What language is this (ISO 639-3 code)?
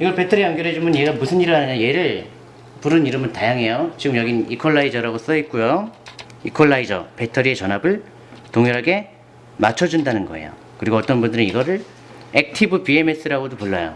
kor